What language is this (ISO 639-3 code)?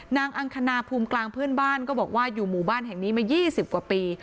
tha